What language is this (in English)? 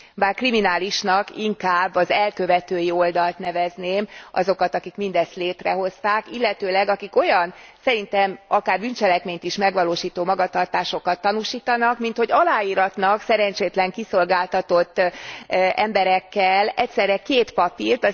Hungarian